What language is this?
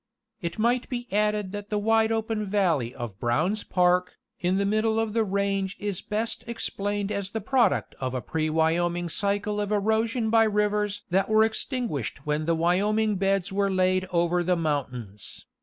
English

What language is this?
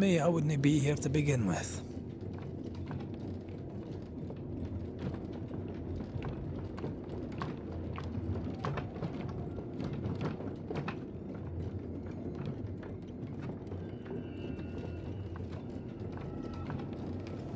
German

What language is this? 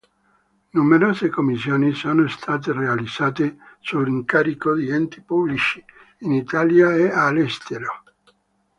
Italian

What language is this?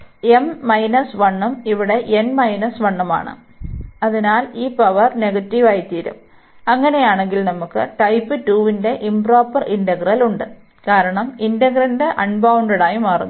Malayalam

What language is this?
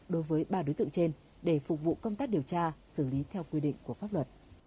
Vietnamese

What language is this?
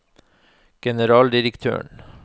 Norwegian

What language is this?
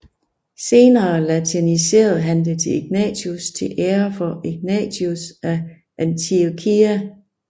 Danish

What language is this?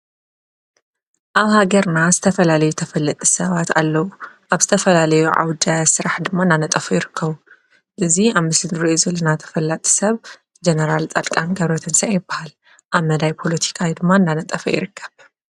Tigrinya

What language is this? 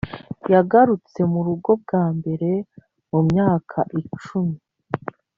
Kinyarwanda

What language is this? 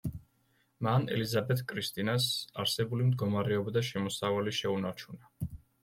Georgian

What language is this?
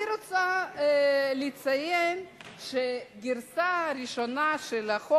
Hebrew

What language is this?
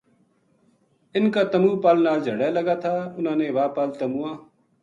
Gujari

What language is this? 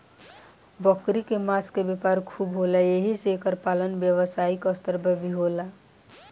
Bhojpuri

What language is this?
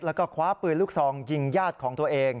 Thai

